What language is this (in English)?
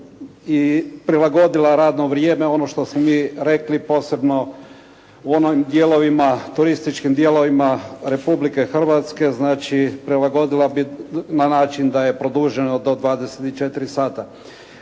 Croatian